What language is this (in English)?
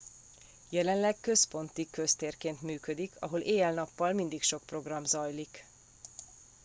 Hungarian